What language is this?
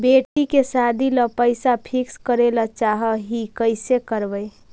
Magahi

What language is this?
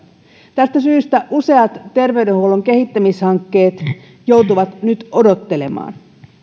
Finnish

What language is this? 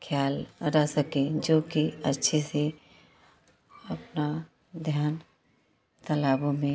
Hindi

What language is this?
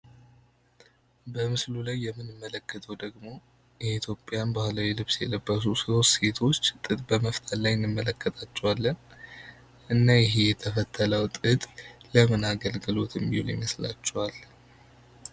Amharic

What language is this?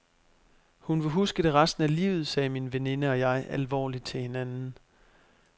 Danish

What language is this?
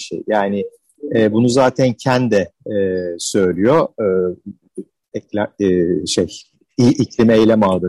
Turkish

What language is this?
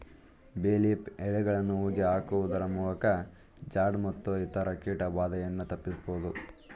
Kannada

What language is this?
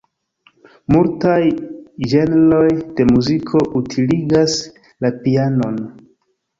Esperanto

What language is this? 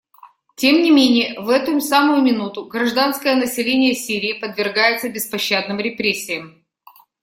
Russian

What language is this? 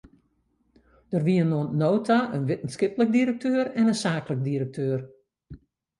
Western Frisian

